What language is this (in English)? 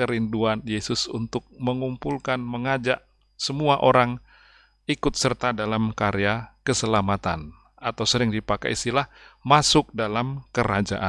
Indonesian